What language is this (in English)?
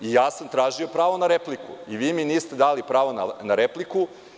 Serbian